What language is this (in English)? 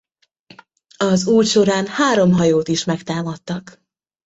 Hungarian